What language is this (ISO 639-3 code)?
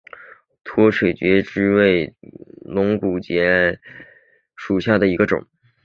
zho